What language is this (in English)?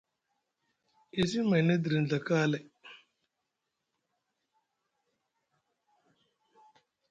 Musgu